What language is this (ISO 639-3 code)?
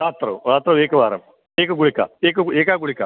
san